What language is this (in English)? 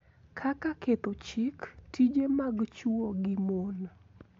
Luo (Kenya and Tanzania)